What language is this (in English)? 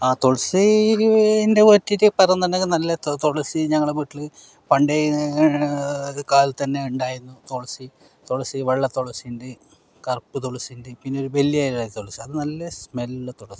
Malayalam